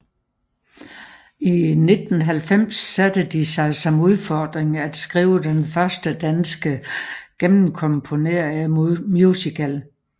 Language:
Danish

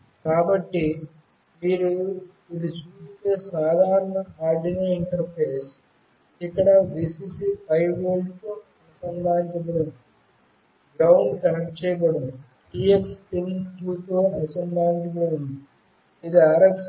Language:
Telugu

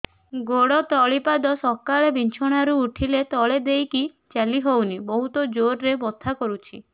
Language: Odia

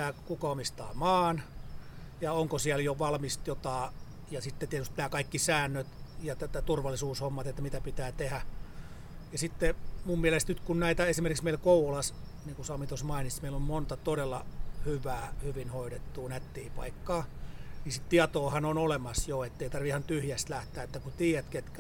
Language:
Finnish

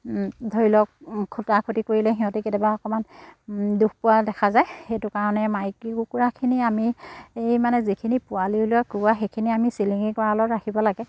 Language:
Assamese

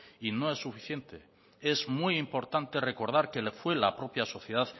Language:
Spanish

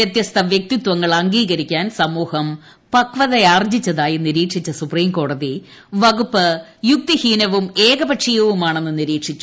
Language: Malayalam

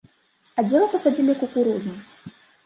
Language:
Belarusian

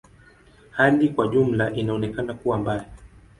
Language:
Swahili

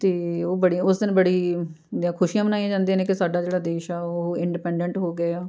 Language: Punjabi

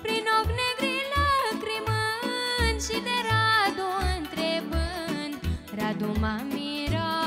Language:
Romanian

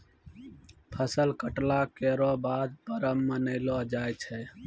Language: Maithili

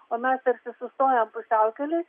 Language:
Lithuanian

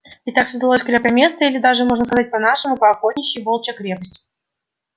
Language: Russian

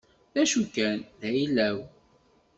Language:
Kabyle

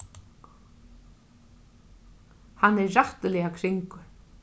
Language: Faroese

